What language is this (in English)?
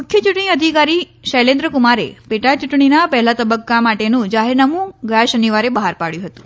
Gujarati